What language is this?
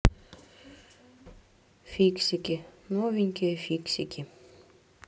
Russian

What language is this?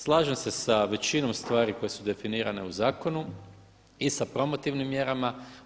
Croatian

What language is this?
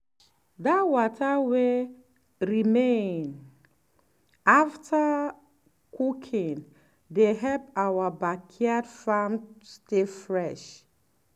Nigerian Pidgin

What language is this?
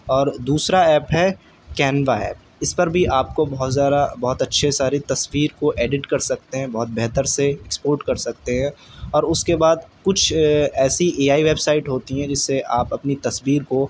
Urdu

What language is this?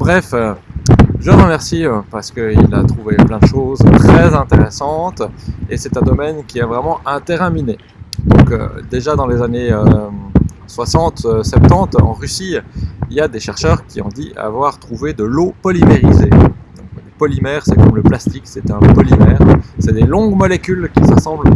French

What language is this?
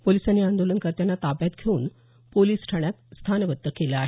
Marathi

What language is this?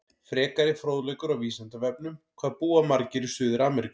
Icelandic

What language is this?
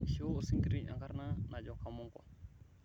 Masai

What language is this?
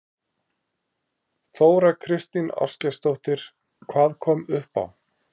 Icelandic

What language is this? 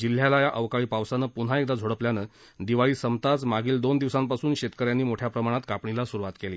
Marathi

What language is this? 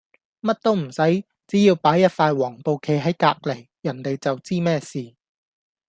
Cantonese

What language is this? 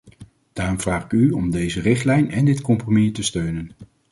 Dutch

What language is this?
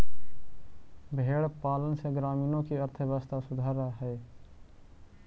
Magahi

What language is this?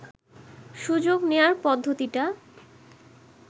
Bangla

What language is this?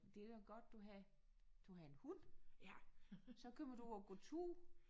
Danish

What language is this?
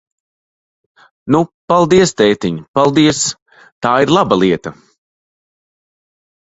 Latvian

